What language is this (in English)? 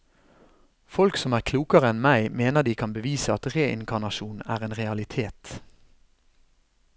Norwegian